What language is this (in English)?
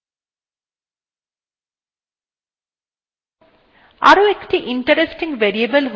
Bangla